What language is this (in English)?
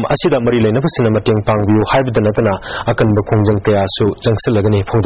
Arabic